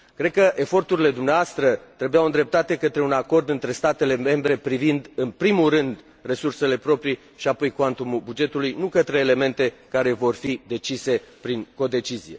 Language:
Romanian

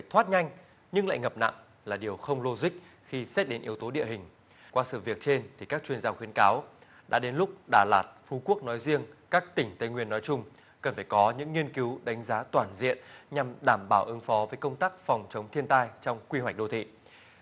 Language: Vietnamese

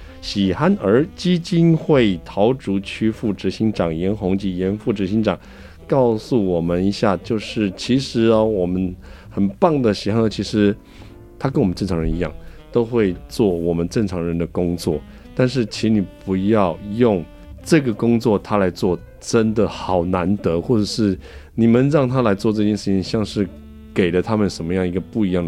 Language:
Chinese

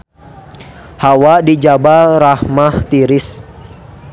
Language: Sundanese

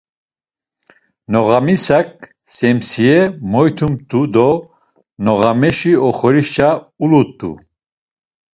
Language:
Laz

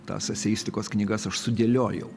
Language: Lithuanian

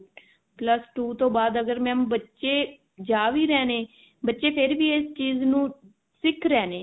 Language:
Punjabi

